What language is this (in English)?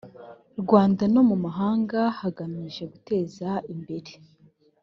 Kinyarwanda